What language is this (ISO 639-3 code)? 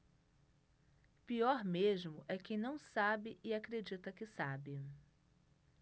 por